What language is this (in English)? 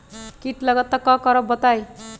Magahi